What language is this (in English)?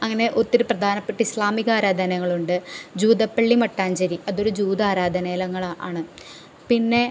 Malayalam